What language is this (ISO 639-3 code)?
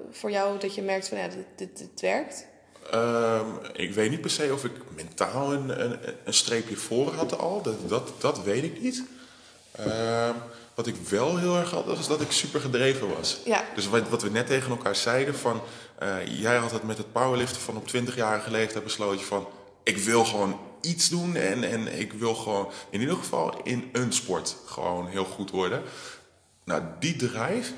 nld